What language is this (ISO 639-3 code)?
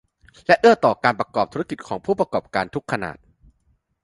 tha